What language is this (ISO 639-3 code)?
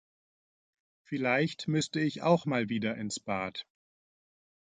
deu